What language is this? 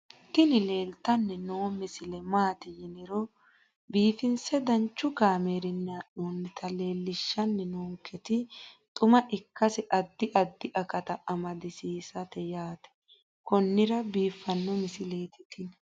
Sidamo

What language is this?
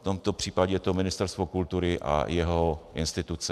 Czech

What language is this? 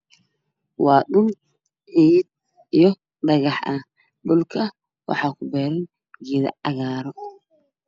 Somali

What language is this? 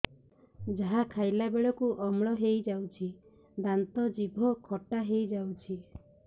Odia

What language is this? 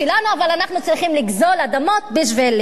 Hebrew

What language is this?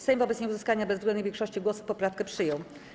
Polish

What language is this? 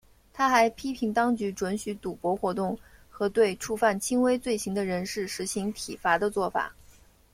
Chinese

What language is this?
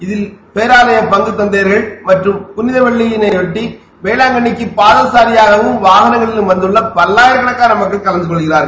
Tamil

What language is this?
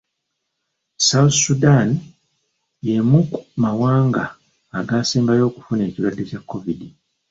Ganda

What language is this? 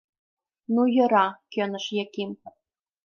Mari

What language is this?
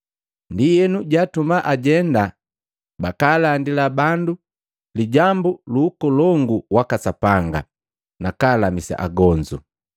Matengo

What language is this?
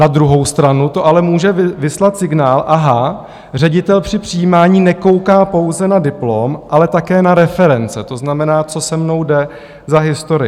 Czech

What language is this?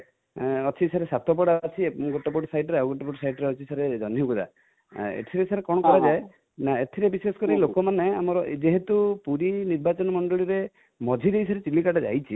Odia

